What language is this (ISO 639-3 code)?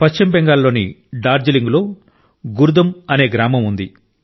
tel